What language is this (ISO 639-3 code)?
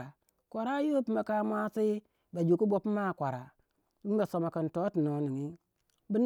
wja